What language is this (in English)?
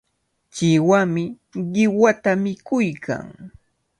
Cajatambo North Lima Quechua